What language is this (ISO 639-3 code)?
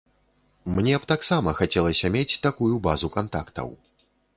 bel